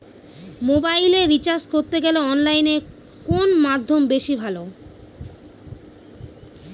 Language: Bangla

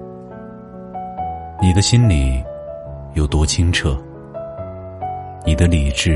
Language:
Chinese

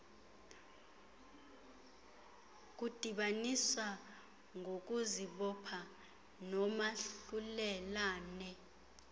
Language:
Xhosa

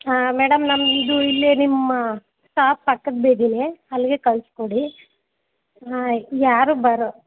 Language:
Kannada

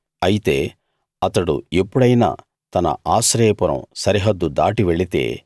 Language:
Telugu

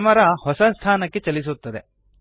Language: Kannada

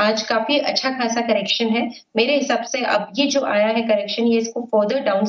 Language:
Hindi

